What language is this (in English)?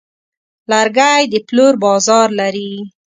Pashto